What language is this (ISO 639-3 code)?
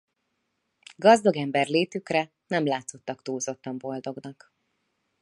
hun